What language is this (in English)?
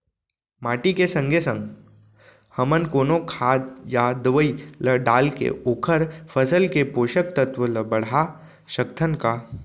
Chhattisgarhi